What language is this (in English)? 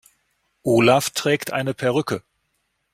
German